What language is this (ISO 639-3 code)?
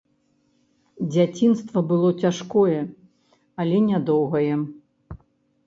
bel